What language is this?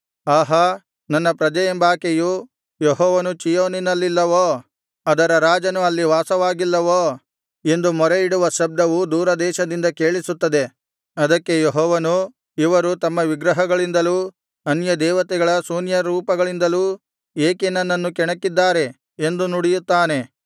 Kannada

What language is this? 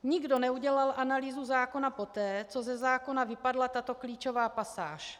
Czech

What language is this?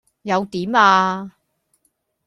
Cantonese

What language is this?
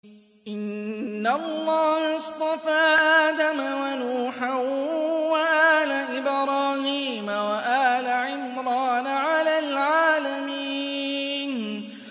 Arabic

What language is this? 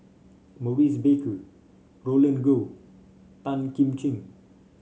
English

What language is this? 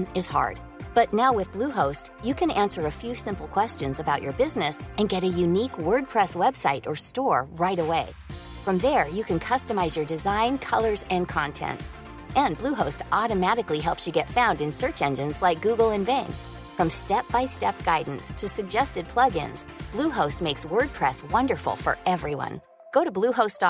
Spanish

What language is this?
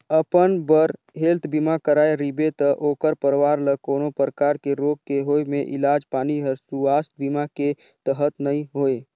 Chhattisgarhi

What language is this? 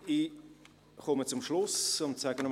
Swiss German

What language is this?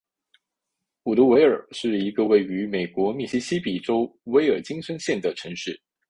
Chinese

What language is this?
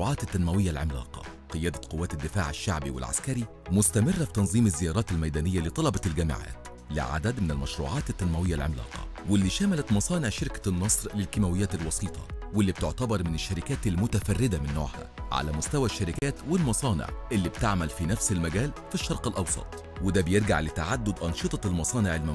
Arabic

